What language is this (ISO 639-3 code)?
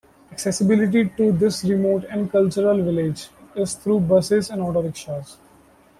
eng